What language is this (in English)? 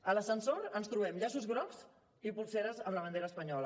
Catalan